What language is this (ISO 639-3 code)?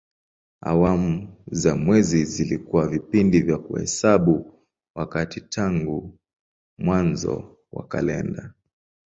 swa